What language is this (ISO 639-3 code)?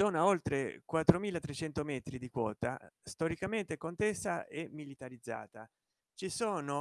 ita